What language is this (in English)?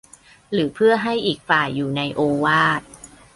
Thai